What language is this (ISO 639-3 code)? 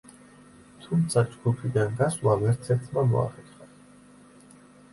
kat